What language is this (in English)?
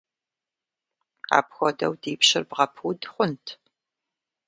Kabardian